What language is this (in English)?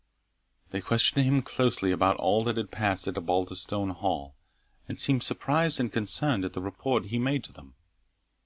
English